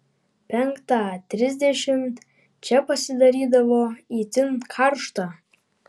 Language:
Lithuanian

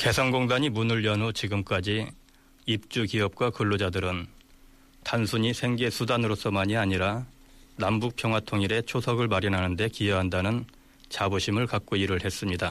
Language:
Korean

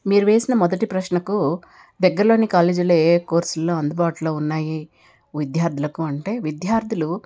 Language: Telugu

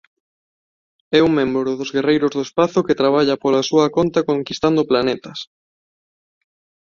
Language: Galician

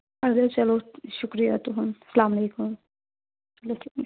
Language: Kashmiri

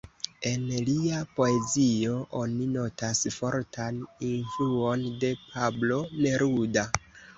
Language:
Esperanto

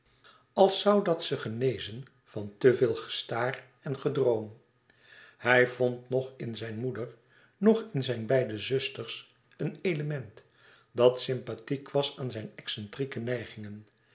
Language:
Dutch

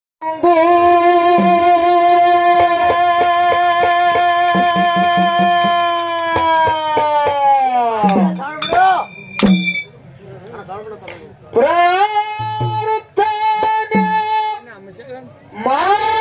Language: Arabic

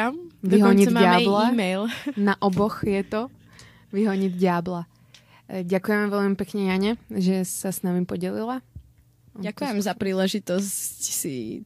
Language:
Czech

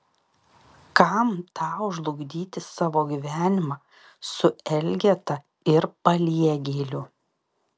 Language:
Lithuanian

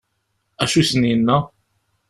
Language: Kabyle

